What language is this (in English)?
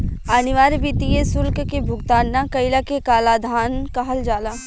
Bhojpuri